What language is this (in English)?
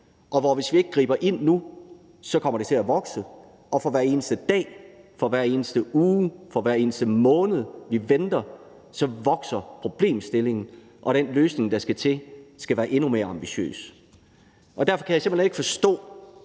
Danish